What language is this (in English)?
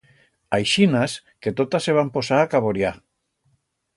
Aragonese